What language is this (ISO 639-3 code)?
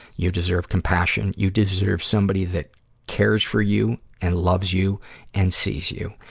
eng